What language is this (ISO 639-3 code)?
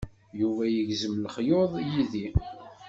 kab